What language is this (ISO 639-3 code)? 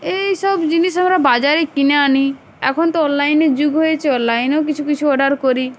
ben